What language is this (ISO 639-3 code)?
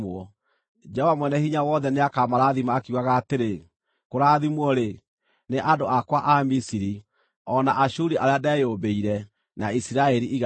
kik